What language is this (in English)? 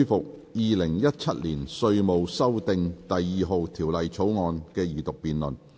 Cantonese